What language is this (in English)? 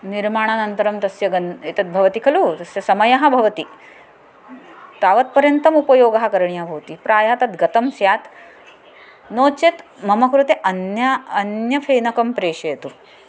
Sanskrit